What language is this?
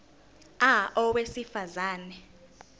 Zulu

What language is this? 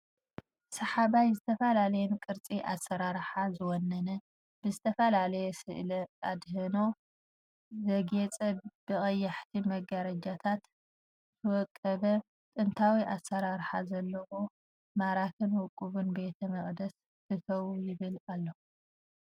Tigrinya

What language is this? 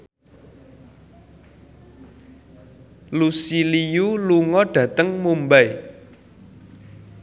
Javanese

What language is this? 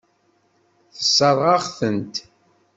Kabyle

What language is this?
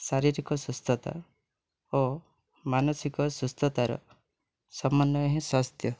Odia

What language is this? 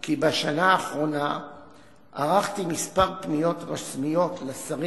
Hebrew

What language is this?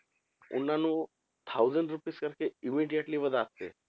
Punjabi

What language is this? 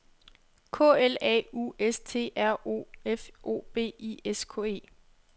Danish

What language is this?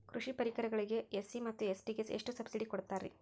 Kannada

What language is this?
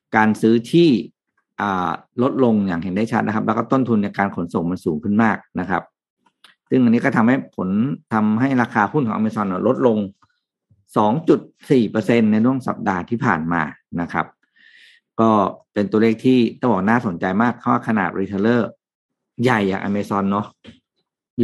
Thai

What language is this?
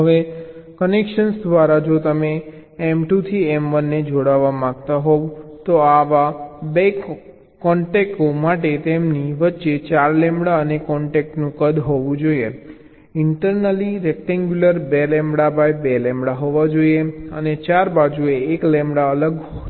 Gujarati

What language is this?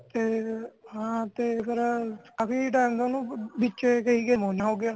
Punjabi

